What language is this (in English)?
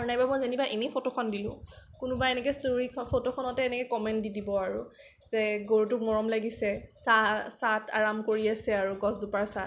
Assamese